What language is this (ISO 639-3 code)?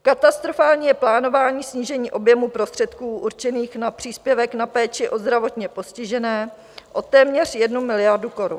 ces